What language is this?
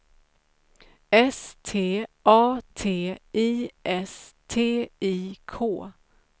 Swedish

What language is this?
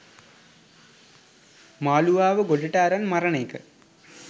Sinhala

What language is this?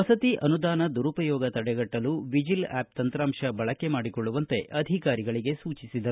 Kannada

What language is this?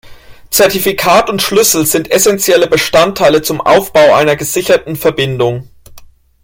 German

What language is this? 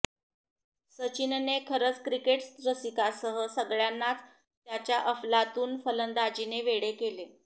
Marathi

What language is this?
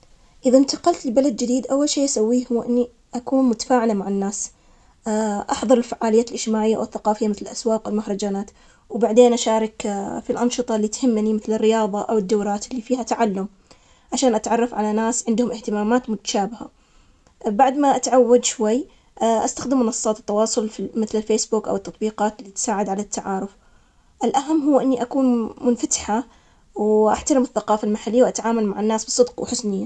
Omani Arabic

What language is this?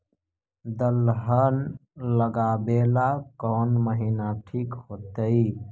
Magahi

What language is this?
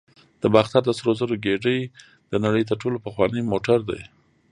Pashto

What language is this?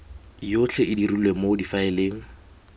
Tswana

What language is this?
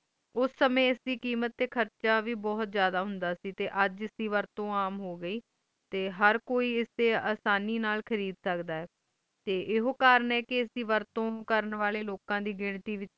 Punjabi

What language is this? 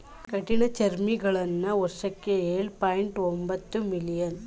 Kannada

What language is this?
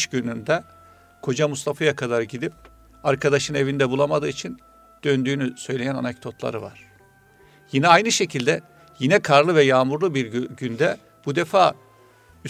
Turkish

